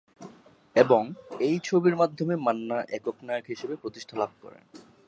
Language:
Bangla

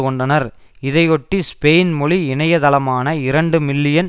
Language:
Tamil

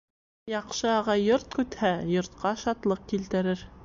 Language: Bashkir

